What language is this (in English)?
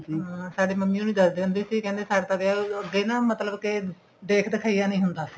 Punjabi